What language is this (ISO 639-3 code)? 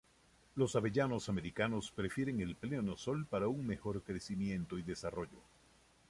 spa